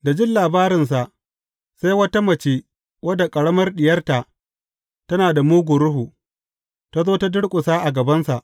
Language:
Hausa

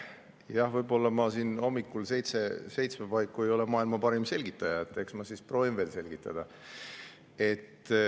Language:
Estonian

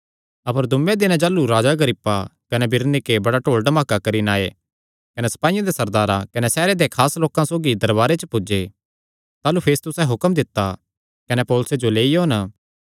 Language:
Kangri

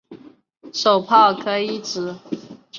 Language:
Chinese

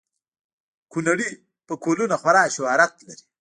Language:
Pashto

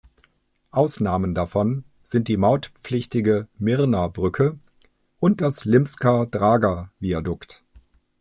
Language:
German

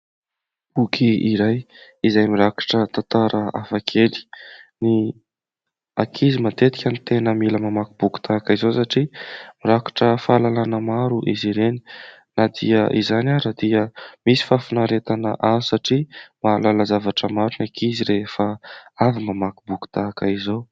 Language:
Malagasy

